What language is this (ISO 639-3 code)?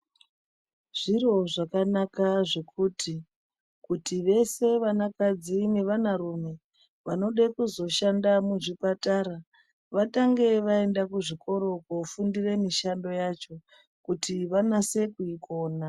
ndc